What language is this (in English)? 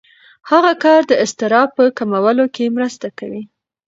Pashto